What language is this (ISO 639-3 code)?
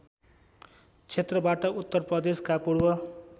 nep